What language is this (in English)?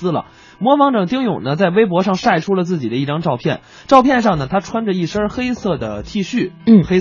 Chinese